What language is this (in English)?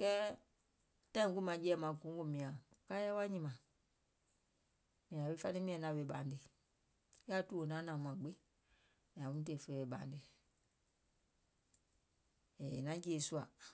Gola